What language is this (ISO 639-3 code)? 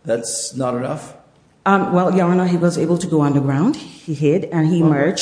eng